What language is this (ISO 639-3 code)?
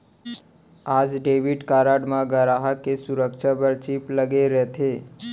hne